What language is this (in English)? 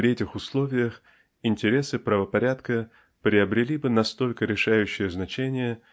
Russian